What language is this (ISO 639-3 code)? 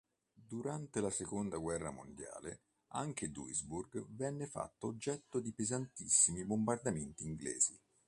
ita